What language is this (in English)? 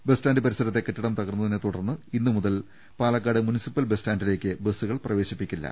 Malayalam